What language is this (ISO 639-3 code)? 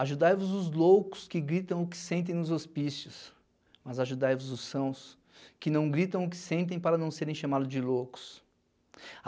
por